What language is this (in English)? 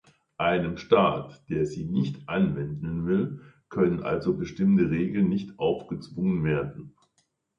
German